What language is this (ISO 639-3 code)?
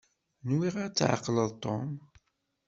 kab